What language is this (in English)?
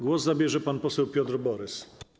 Polish